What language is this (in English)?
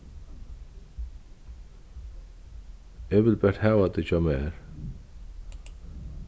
Faroese